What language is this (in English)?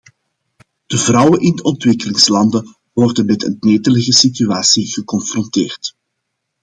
Dutch